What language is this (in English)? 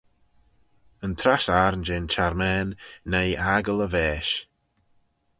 Manx